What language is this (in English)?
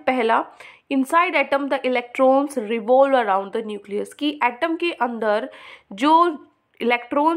Hindi